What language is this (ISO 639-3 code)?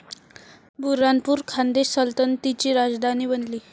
mar